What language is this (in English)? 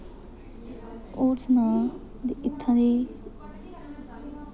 Dogri